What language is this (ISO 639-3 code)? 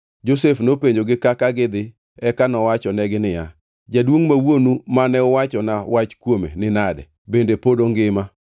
luo